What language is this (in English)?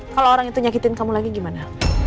Indonesian